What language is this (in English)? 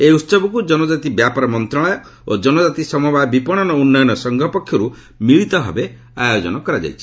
Odia